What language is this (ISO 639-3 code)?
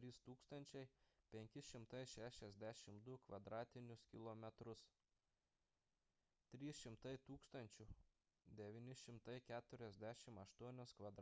lit